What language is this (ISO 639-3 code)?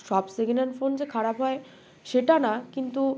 ben